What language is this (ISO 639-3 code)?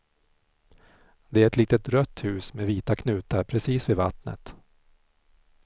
swe